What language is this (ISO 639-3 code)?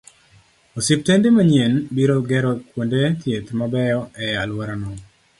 luo